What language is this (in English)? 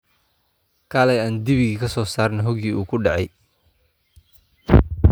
Somali